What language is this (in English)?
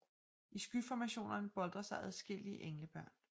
Danish